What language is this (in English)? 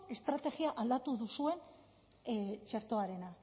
Basque